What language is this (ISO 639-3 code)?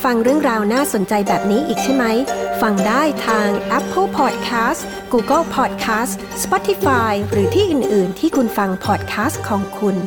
tha